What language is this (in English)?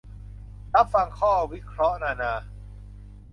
Thai